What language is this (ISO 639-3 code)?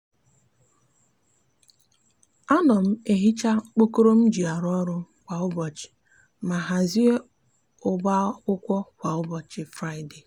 ibo